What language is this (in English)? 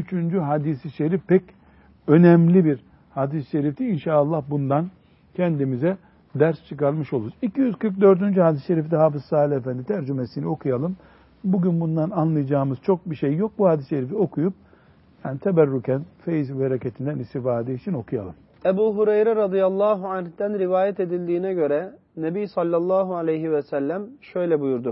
Turkish